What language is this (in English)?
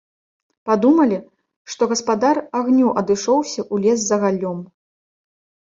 Belarusian